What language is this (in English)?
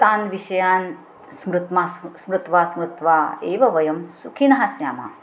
Sanskrit